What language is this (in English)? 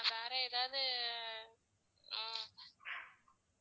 Tamil